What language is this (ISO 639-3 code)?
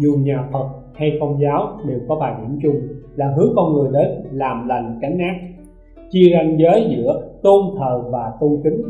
vie